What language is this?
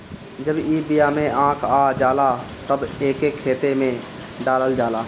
Bhojpuri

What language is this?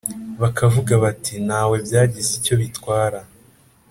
Kinyarwanda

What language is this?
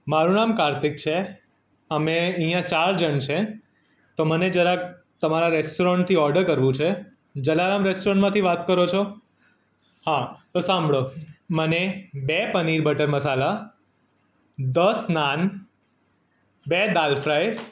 Gujarati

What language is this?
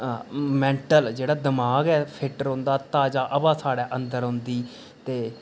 Dogri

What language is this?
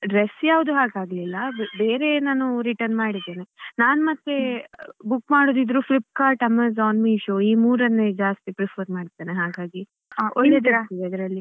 Kannada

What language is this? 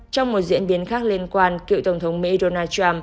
Vietnamese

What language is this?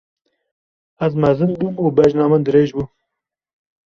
Kurdish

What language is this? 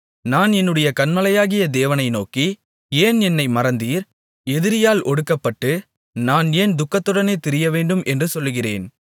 Tamil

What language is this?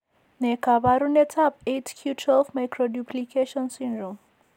Kalenjin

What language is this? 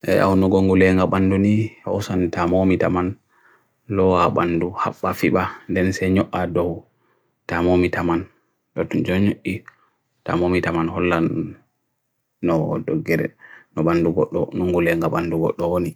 Bagirmi Fulfulde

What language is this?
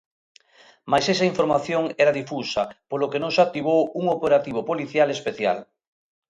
Galician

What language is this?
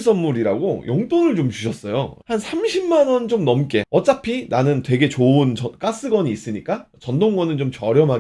Korean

